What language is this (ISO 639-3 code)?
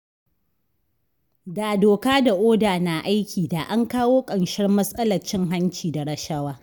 hau